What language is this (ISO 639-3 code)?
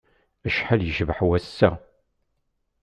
kab